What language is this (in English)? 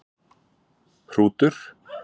Icelandic